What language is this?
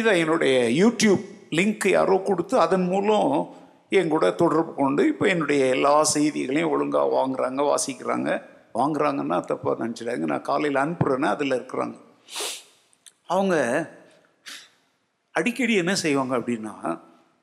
Tamil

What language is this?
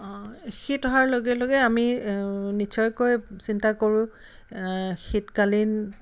Assamese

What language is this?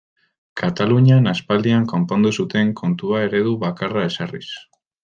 Basque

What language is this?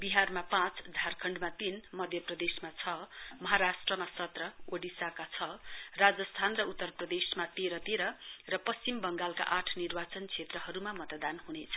Nepali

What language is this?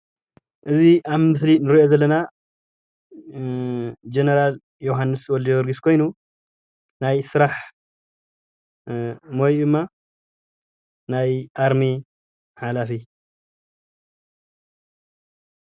Tigrinya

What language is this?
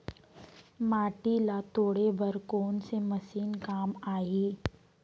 Chhattisgarhi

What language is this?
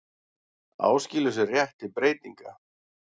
Icelandic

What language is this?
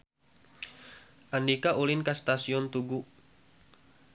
Sundanese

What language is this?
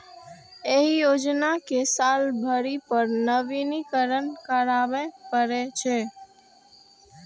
Maithili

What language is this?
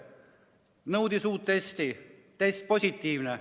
Estonian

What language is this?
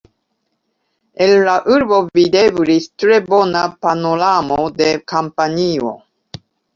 Esperanto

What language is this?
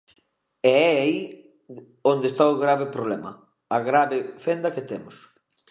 Galician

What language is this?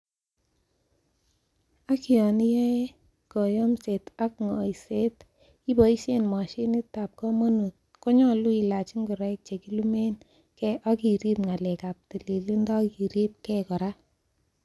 Kalenjin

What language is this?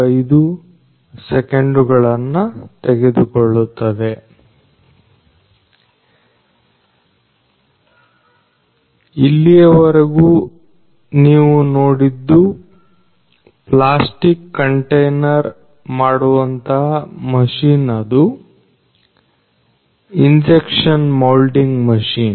Kannada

